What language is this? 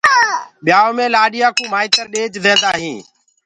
Gurgula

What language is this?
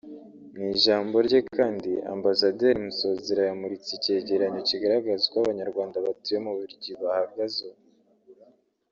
Kinyarwanda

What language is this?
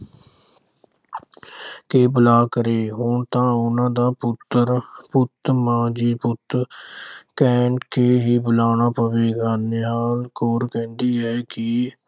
Punjabi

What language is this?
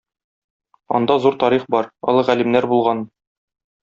Tatar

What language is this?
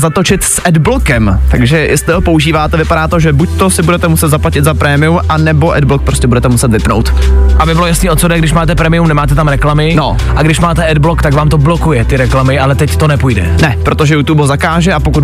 Czech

